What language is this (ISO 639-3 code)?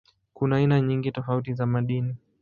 swa